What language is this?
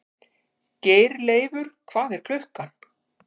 Icelandic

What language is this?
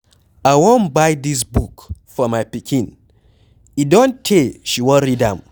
Nigerian Pidgin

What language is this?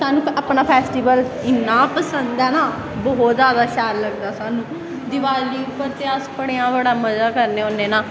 Dogri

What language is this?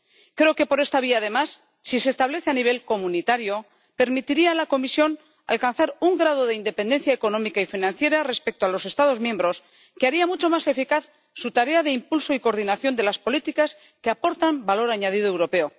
Spanish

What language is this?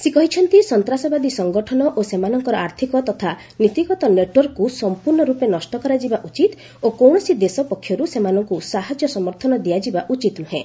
Odia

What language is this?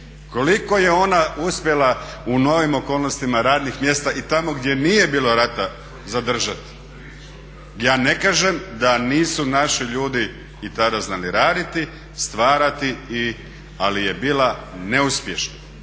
Croatian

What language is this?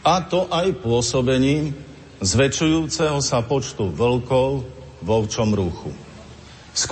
Slovak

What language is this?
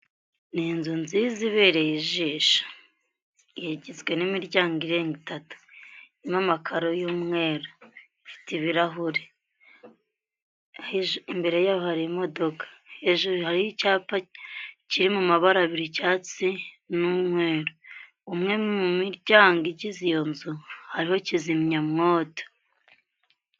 Kinyarwanda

